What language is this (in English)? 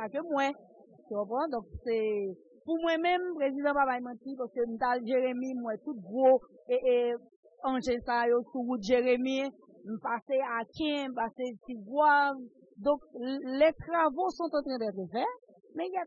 French